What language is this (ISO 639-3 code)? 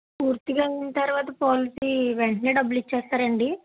tel